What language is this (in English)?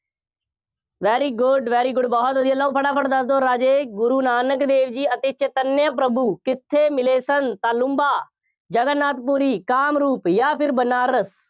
Punjabi